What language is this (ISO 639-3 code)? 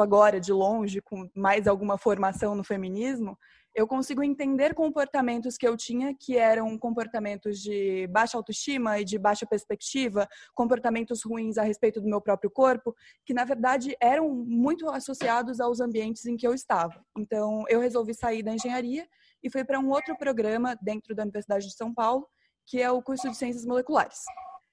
por